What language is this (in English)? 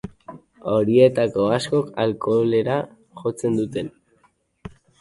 Basque